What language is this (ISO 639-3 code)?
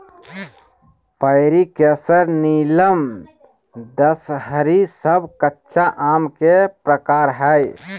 mag